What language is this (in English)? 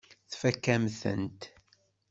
Kabyle